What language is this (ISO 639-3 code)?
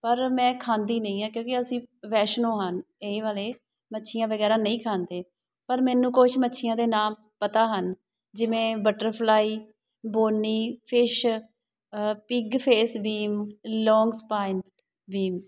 pan